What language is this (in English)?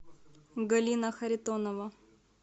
Russian